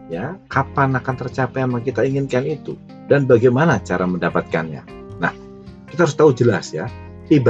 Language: Indonesian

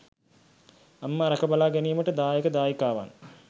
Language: Sinhala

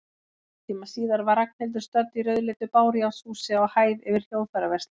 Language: Icelandic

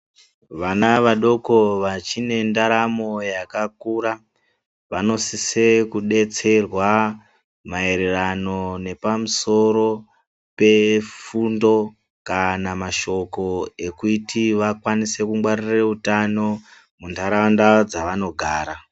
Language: Ndau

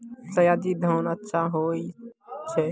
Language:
Maithili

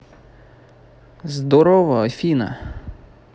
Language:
Russian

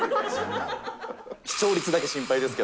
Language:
Japanese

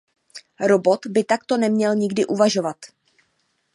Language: Czech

